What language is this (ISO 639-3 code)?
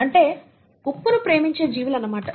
tel